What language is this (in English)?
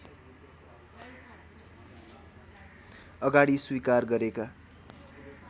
Nepali